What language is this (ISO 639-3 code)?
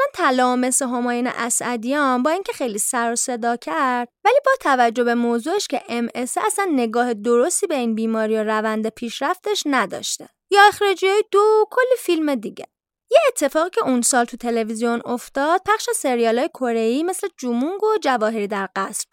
fas